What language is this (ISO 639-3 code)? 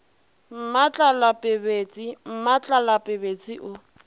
nso